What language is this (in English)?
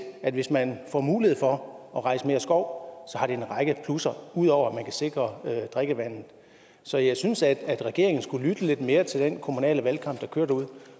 Danish